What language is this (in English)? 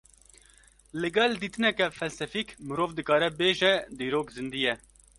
Kurdish